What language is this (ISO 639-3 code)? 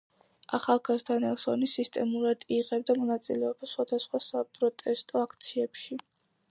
kat